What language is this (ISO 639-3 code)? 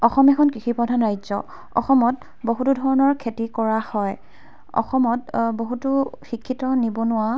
asm